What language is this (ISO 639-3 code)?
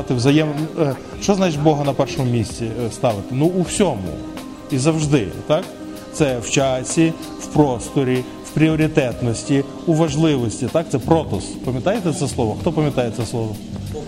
ukr